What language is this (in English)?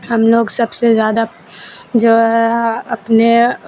Urdu